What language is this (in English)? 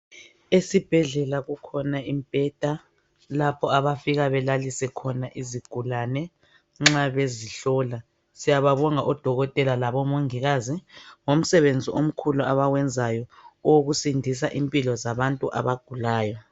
North Ndebele